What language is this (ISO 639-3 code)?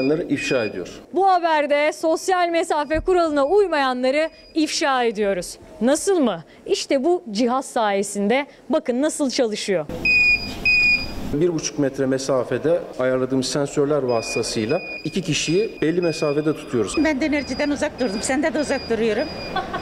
tur